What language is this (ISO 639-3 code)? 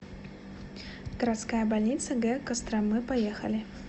rus